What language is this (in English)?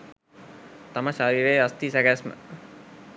Sinhala